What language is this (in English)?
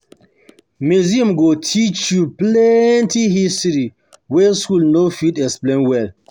Nigerian Pidgin